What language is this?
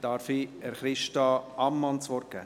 Swiss German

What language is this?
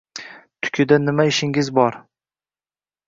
Uzbek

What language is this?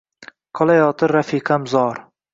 Uzbek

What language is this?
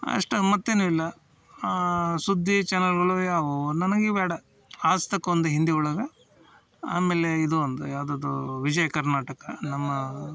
Kannada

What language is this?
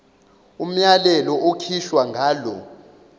Zulu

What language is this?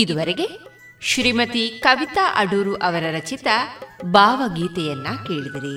Kannada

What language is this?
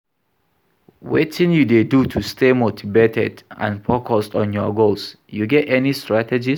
Nigerian Pidgin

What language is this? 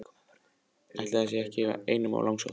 Icelandic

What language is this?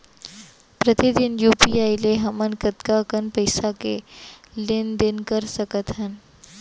Chhattisgarhi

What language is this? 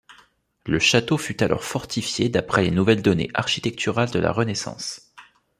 French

